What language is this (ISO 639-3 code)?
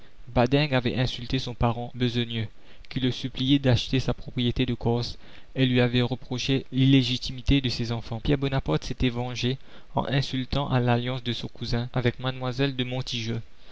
fra